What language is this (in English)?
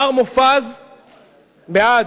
Hebrew